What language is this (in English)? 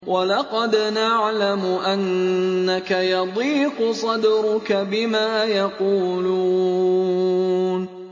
Arabic